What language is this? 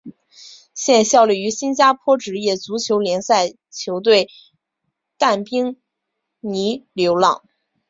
Chinese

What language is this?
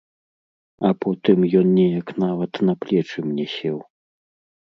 Belarusian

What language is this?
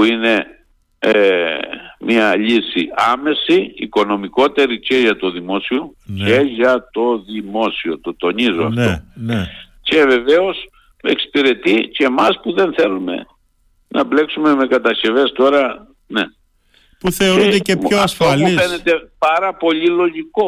Greek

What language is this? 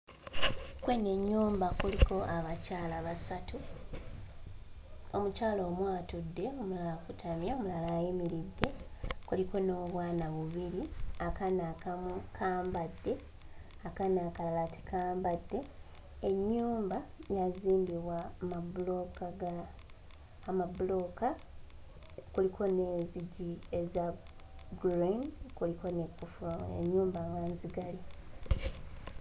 Ganda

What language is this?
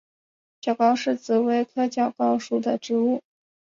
Chinese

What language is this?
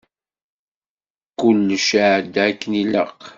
Kabyle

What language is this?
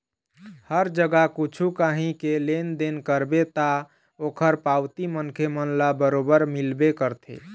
Chhattisgarhi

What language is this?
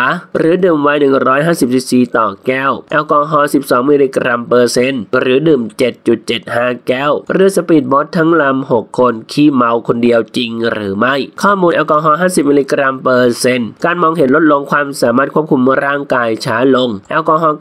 Thai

